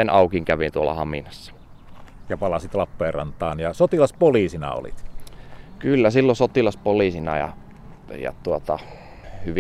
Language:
Finnish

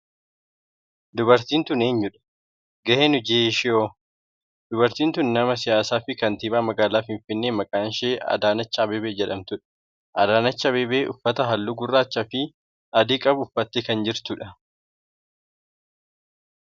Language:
Oromo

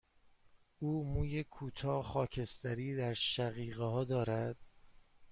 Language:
Persian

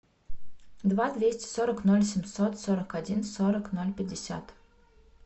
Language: Russian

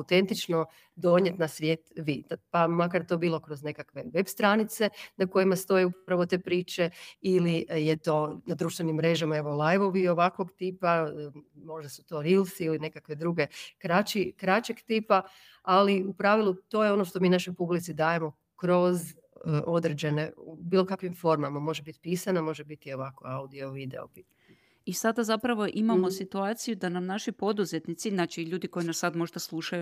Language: Croatian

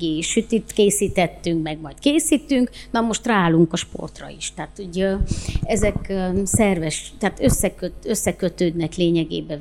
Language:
Hungarian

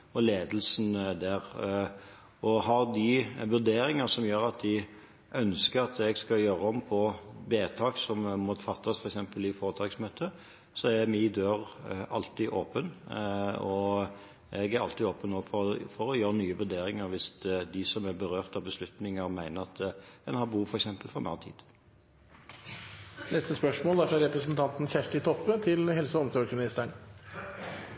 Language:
Norwegian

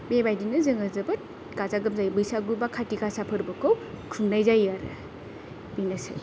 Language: Bodo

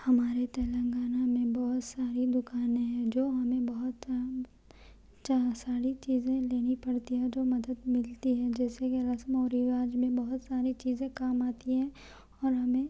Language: Urdu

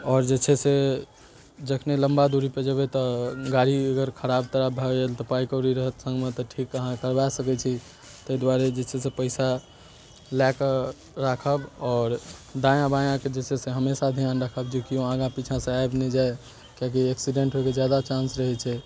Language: Maithili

